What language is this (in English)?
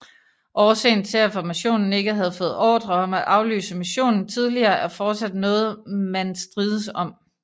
Danish